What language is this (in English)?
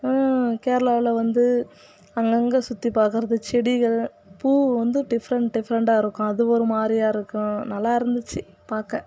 Tamil